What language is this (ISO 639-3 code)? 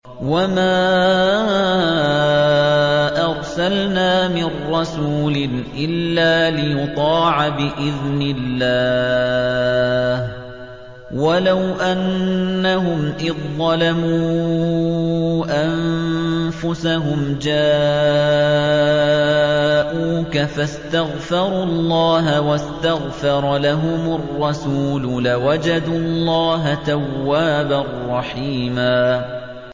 ara